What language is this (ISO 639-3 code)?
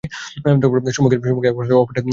ben